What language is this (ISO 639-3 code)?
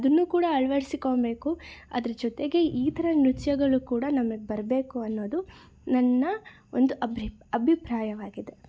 kan